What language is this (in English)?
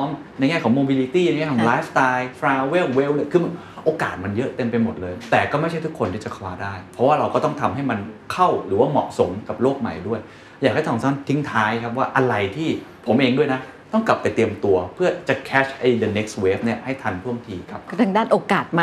Thai